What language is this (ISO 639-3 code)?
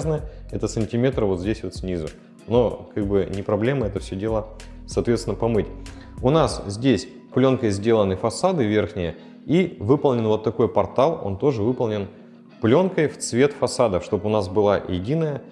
rus